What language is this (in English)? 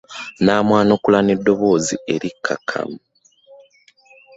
Ganda